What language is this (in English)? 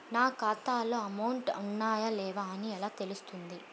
Telugu